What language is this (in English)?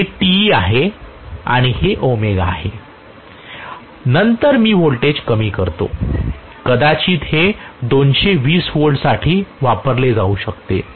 Marathi